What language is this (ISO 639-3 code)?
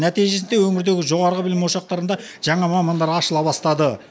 kaz